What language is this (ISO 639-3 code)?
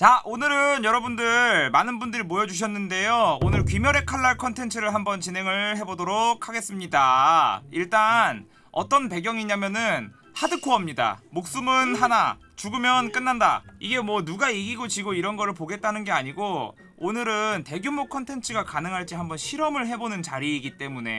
kor